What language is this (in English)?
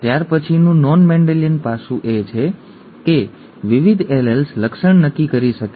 Gujarati